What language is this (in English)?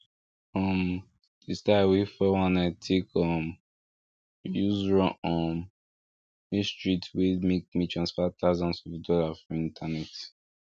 Nigerian Pidgin